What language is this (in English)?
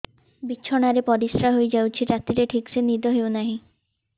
Odia